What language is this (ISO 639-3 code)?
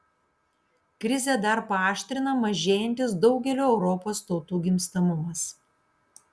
lit